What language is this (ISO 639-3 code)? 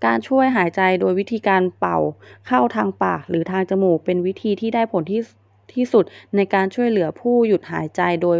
tha